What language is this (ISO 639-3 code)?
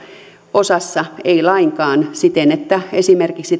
fin